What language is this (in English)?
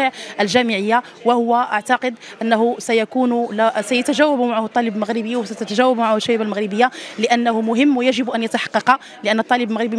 Arabic